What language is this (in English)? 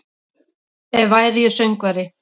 Icelandic